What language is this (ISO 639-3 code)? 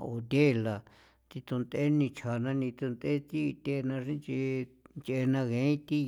pow